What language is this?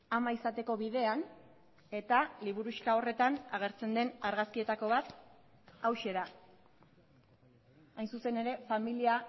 Basque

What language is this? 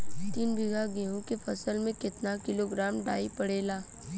Bhojpuri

